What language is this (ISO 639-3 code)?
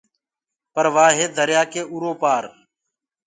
ggg